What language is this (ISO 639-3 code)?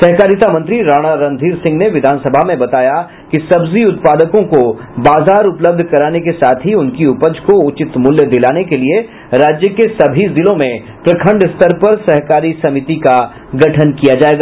hin